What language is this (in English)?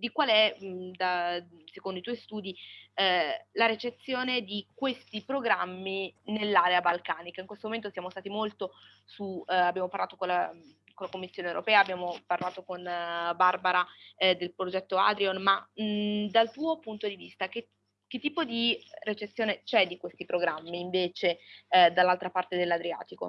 Italian